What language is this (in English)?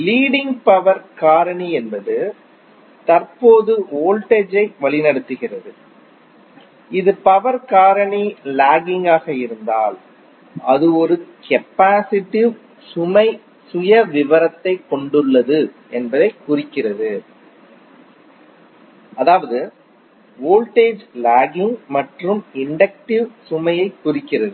Tamil